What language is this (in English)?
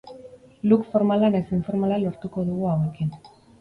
Basque